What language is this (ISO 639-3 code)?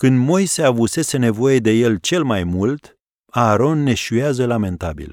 ron